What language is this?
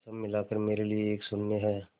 Hindi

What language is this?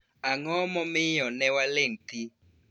Luo (Kenya and Tanzania)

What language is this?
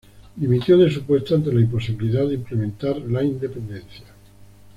Spanish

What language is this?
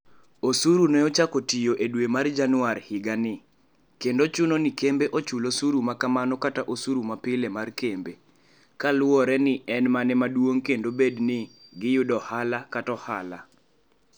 Luo (Kenya and Tanzania)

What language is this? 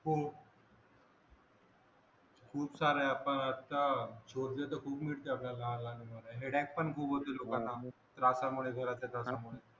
Marathi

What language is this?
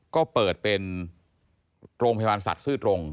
Thai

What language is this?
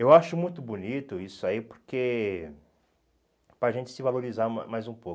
Portuguese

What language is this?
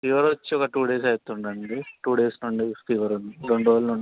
Telugu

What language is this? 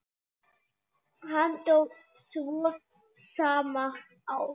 Icelandic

